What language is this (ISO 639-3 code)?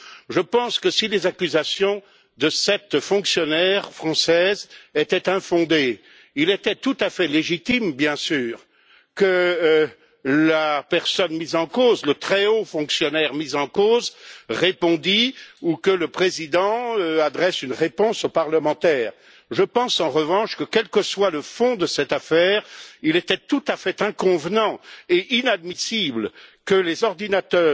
fra